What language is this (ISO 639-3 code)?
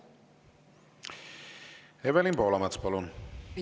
est